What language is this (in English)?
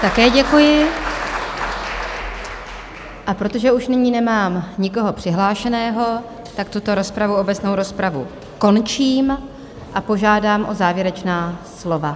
Czech